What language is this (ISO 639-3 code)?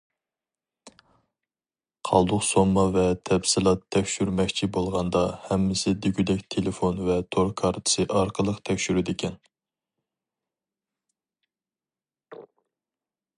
uig